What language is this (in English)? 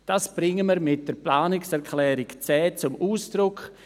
Swiss German